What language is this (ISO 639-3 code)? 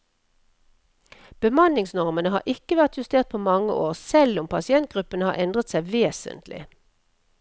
nor